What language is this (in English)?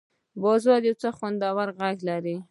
Pashto